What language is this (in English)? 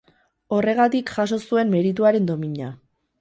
Basque